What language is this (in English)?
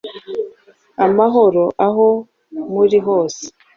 Kinyarwanda